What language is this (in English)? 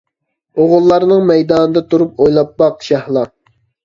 Uyghur